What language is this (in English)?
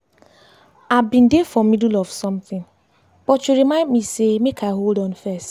Nigerian Pidgin